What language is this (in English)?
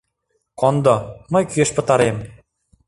Mari